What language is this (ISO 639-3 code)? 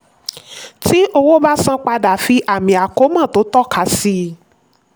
yor